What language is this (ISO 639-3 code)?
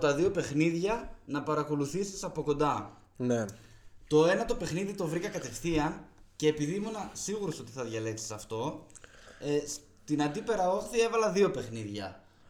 ell